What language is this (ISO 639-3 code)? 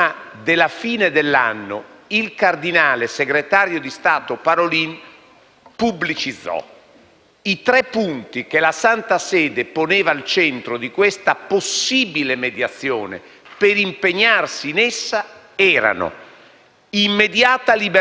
ita